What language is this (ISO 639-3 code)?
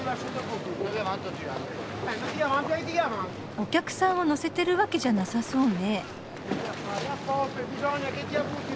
jpn